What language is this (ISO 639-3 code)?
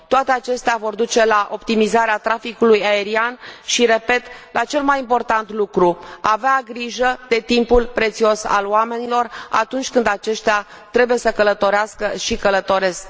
ron